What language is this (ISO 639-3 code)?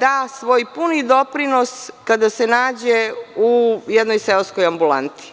srp